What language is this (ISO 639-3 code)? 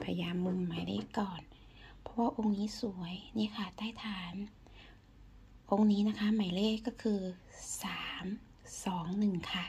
tha